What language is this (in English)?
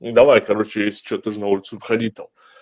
Russian